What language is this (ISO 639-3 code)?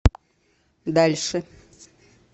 rus